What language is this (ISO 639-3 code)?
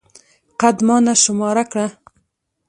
pus